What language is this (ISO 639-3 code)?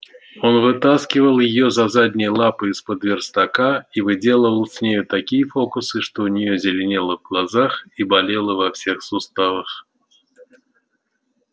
rus